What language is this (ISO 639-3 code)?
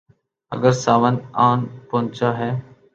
urd